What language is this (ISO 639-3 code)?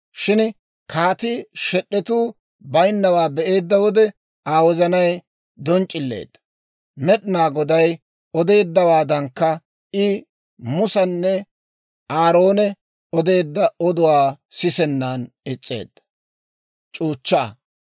dwr